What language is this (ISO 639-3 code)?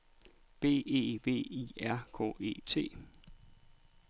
dan